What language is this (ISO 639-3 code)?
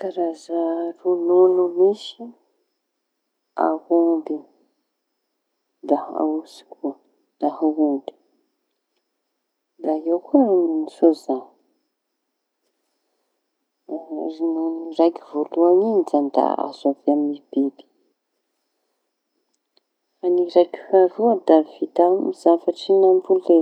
txy